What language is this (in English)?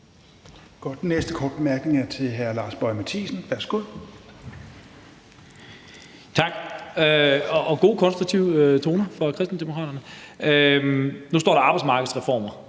Danish